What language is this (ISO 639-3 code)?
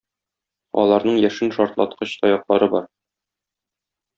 tat